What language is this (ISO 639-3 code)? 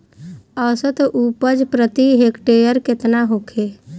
bho